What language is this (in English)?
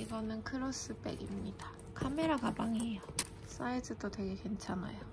Korean